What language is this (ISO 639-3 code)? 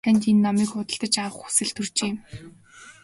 mon